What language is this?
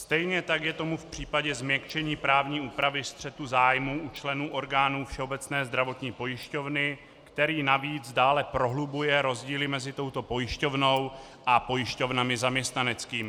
Czech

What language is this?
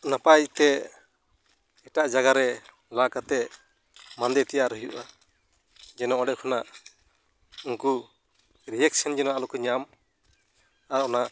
Santali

